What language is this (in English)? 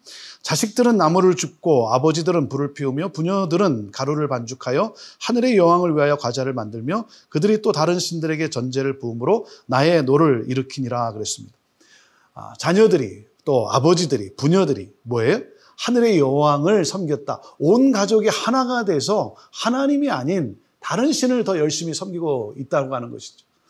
Korean